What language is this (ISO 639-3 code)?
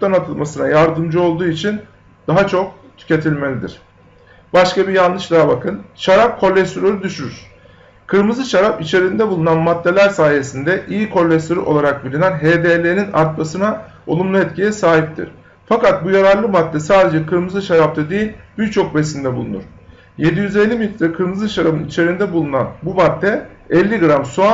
tur